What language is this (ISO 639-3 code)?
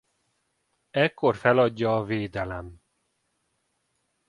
hun